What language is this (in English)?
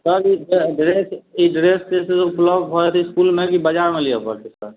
Maithili